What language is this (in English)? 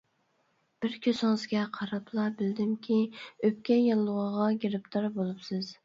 Uyghur